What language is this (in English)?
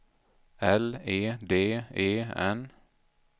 Swedish